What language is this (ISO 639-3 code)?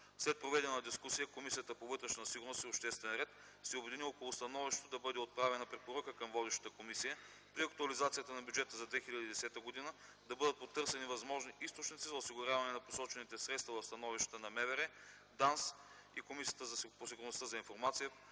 bul